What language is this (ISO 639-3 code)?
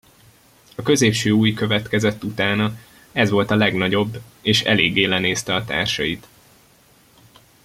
hun